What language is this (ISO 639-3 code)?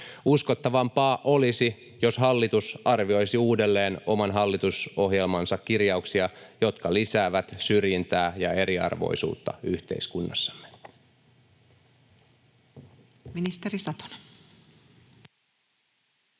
fin